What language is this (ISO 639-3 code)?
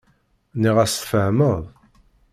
kab